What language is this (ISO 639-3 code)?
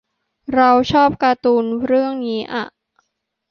tha